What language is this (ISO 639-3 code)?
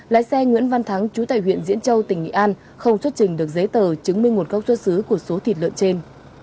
vie